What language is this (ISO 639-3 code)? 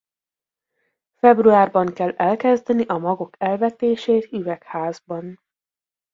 hun